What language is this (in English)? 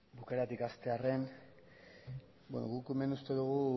Basque